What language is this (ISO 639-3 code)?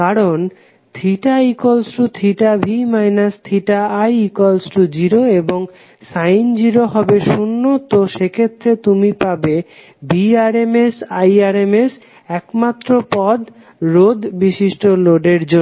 ben